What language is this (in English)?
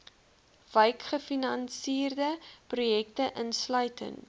Afrikaans